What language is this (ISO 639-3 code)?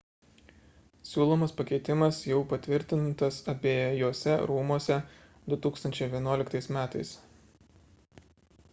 lit